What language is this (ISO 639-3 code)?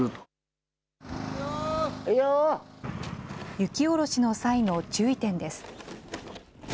jpn